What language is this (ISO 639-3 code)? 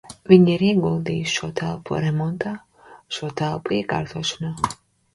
lav